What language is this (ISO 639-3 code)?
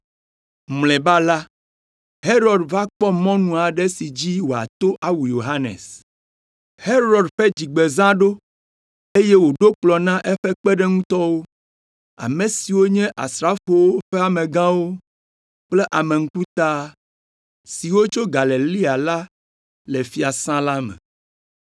ewe